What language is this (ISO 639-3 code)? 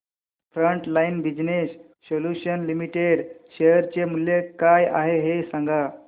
mar